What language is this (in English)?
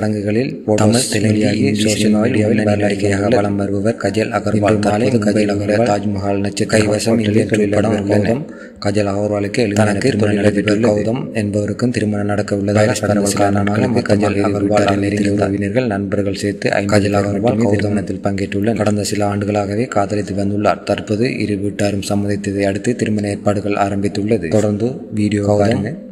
Romanian